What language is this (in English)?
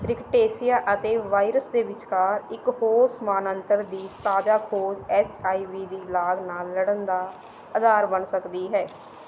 Punjabi